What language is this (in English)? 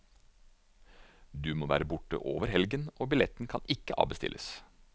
Norwegian